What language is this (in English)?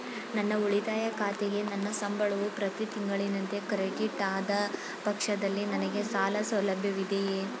Kannada